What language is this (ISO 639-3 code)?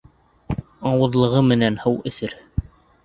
bak